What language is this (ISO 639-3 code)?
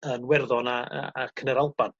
cym